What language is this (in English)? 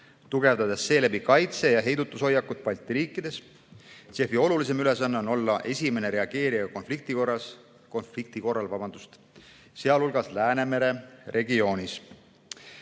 Estonian